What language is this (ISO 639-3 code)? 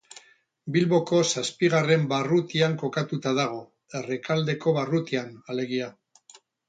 eus